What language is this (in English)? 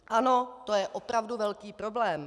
Czech